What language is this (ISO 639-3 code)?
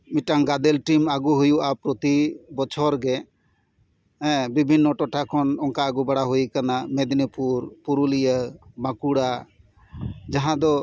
sat